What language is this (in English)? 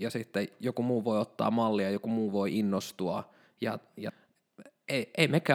Finnish